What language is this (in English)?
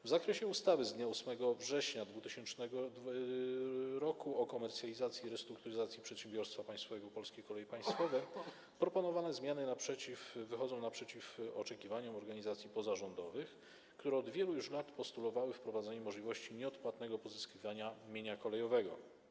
Polish